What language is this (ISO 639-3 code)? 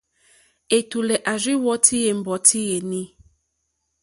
bri